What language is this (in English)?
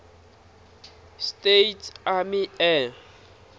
Tsonga